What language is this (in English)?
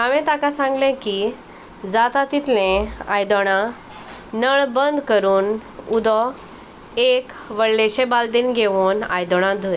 Konkani